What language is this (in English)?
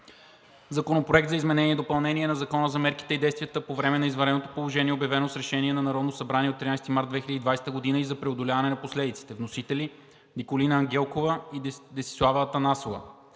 Bulgarian